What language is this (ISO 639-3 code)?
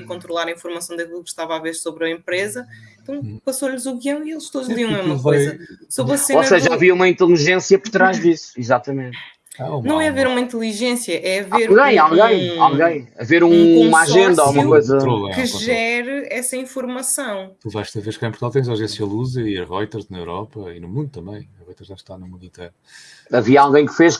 por